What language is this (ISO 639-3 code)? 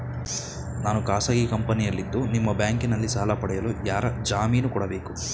kan